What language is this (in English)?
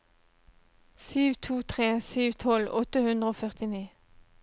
Norwegian